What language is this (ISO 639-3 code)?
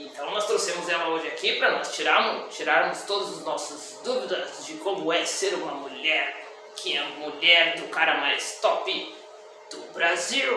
por